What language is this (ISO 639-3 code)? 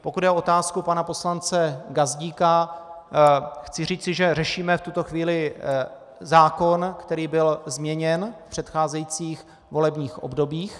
ces